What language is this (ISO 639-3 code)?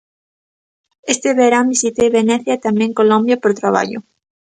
glg